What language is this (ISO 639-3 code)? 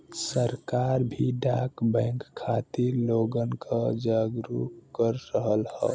bho